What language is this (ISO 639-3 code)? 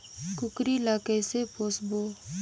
hne